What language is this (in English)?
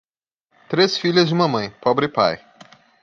Portuguese